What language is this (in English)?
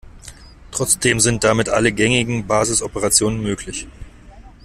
German